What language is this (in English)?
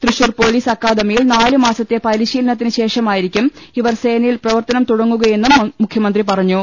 Malayalam